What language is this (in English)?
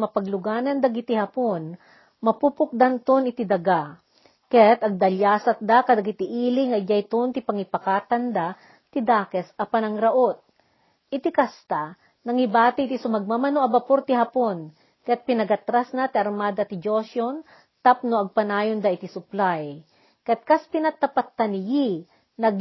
Filipino